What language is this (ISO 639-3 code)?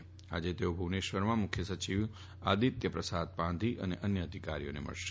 guj